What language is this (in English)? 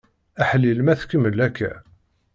Kabyle